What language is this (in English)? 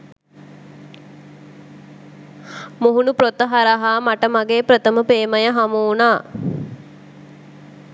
Sinhala